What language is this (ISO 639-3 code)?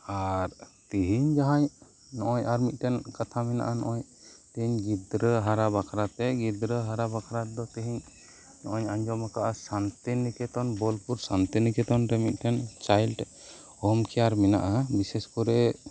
sat